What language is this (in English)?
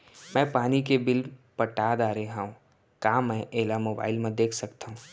Chhattisgarhi